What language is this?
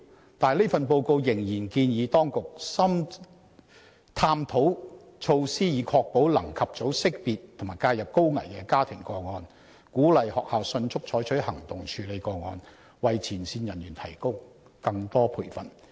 Cantonese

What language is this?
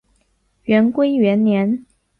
Chinese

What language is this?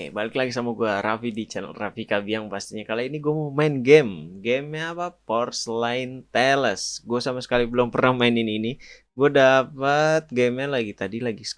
Indonesian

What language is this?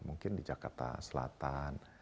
Indonesian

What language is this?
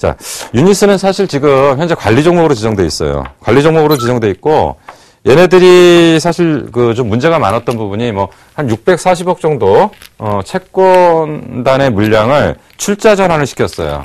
Korean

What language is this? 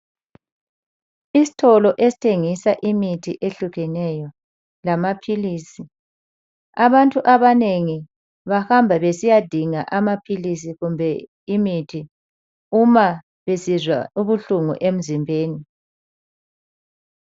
North Ndebele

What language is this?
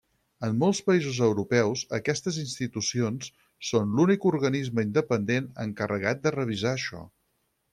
Catalan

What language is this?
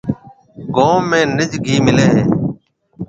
Marwari (Pakistan)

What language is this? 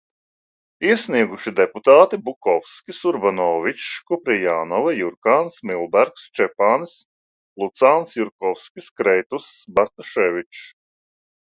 Latvian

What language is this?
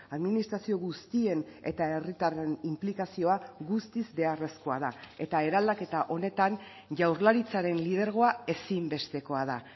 Basque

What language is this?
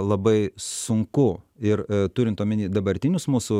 Lithuanian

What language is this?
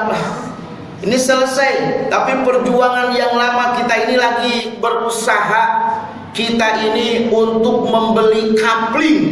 Indonesian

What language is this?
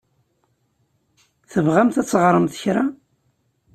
Kabyle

